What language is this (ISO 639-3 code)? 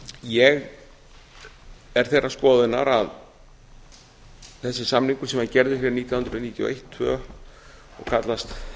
isl